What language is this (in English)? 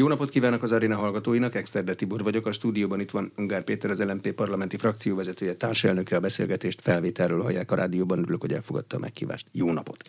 Hungarian